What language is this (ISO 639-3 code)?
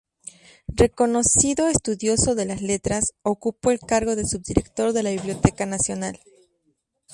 spa